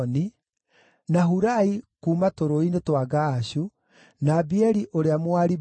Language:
Kikuyu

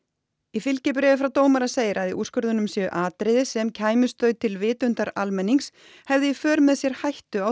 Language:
Icelandic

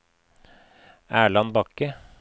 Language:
Norwegian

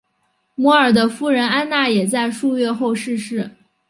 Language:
Chinese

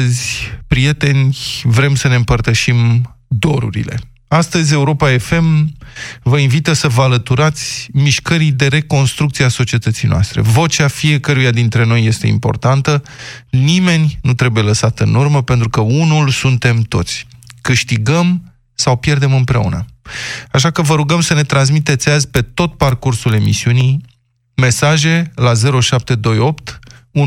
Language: Romanian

